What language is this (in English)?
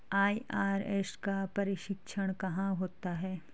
Hindi